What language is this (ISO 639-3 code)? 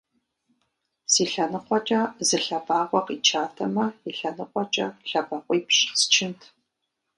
kbd